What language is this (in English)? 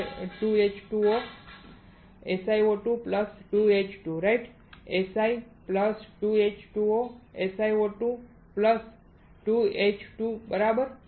Gujarati